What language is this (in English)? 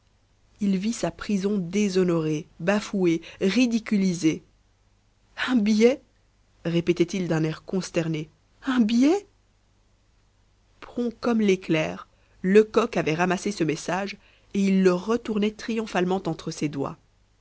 French